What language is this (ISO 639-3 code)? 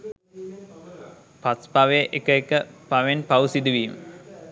sin